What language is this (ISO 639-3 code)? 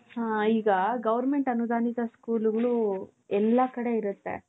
kan